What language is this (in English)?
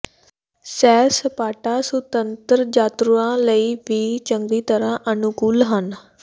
Punjabi